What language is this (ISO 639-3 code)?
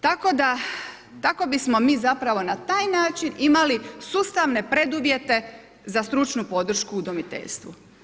hrv